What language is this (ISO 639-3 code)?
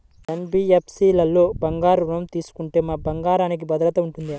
tel